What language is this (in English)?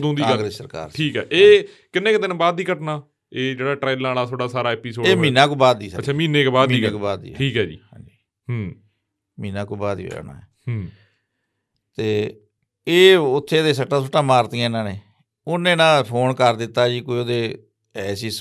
Punjabi